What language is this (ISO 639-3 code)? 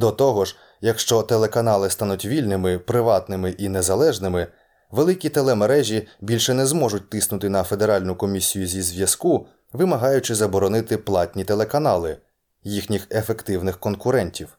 ukr